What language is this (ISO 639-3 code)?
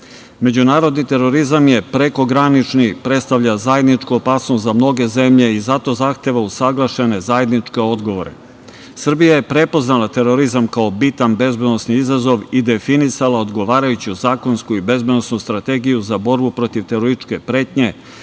srp